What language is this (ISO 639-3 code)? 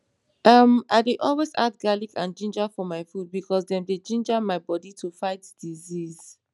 pcm